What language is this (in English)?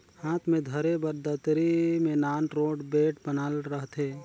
Chhattisgarhi